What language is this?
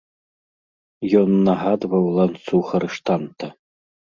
Belarusian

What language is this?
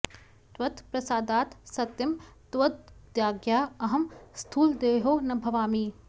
Sanskrit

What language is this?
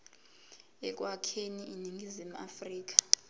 Zulu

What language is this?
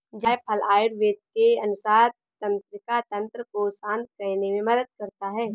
Hindi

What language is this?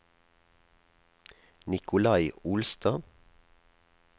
Norwegian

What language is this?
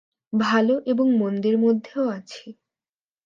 Bangla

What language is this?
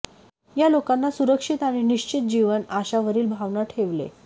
Marathi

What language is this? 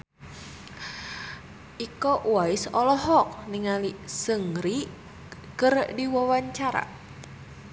Sundanese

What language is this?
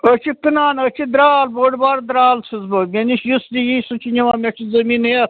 Kashmiri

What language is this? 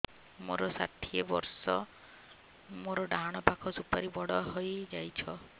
Odia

